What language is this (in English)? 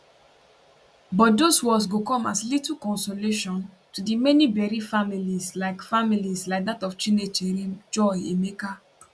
Nigerian Pidgin